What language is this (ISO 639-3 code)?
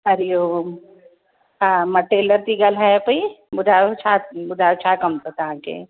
snd